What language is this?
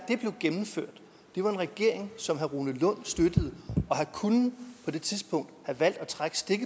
Danish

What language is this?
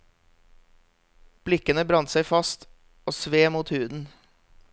Norwegian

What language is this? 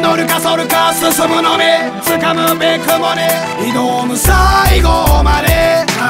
Czech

